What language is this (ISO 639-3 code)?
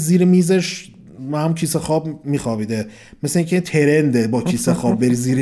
fas